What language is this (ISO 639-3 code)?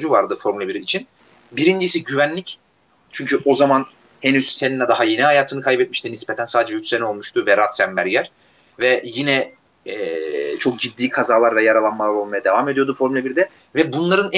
tur